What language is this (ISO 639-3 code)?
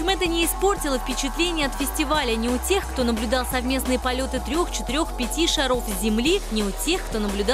rus